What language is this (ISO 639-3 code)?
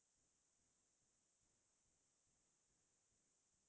asm